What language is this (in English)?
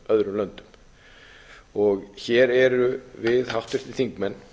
Icelandic